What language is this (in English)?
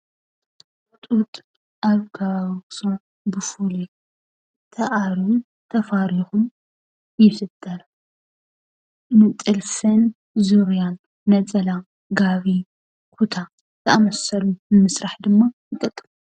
Tigrinya